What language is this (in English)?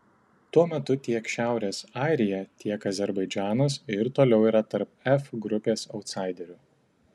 Lithuanian